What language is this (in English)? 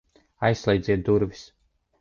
Latvian